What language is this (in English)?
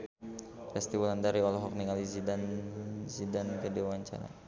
Sundanese